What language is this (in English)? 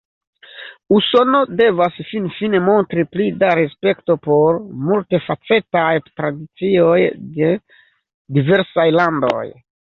Esperanto